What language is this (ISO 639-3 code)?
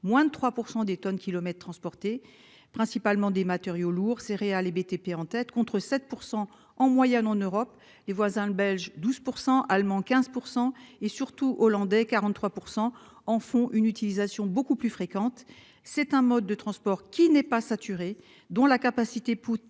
fra